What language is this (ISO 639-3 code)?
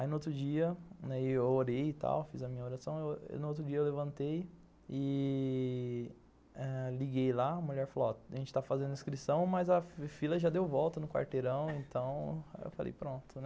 por